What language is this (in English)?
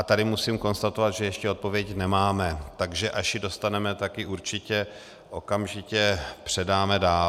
Czech